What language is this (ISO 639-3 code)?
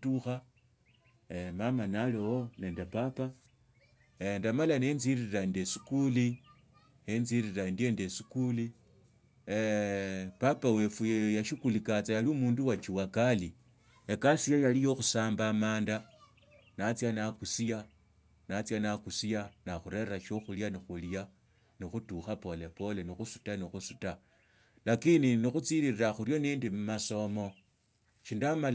lto